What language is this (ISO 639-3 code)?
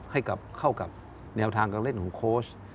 tha